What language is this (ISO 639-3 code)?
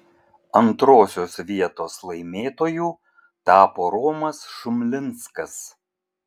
lit